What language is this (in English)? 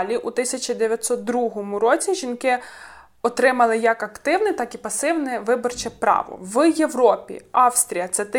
Ukrainian